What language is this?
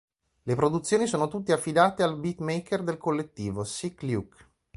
Italian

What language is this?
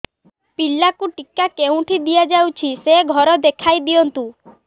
Odia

